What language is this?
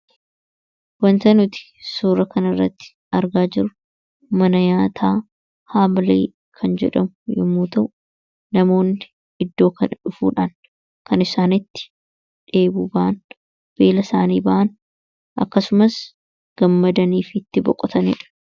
Oromo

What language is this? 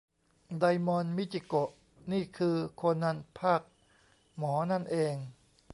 Thai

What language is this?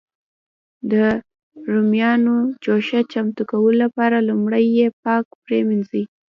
Pashto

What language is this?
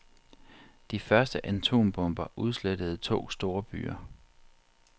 Danish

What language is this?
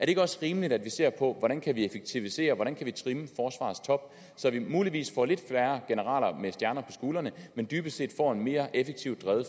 Danish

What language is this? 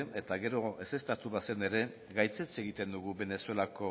Basque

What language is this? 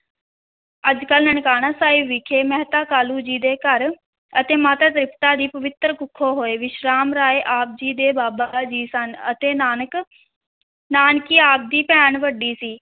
Punjabi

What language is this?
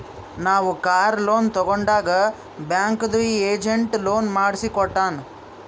Kannada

